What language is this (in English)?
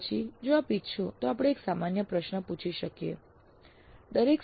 Gujarati